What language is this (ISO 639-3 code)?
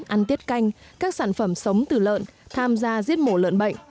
vie